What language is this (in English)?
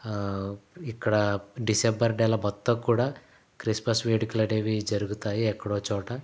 Telugu